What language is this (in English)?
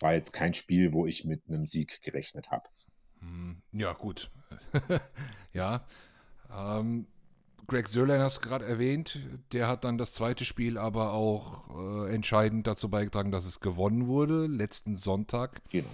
German